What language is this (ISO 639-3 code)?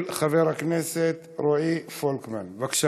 heb